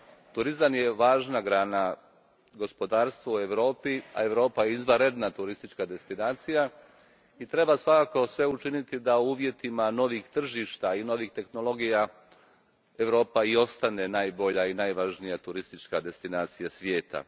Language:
Croatian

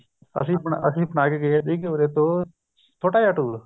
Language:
Punjabi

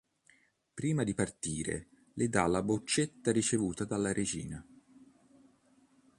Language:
Italian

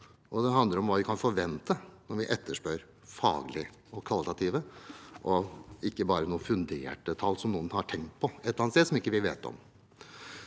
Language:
Norwegian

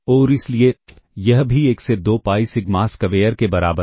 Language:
Hindi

